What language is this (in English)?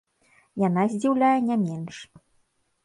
Belarusian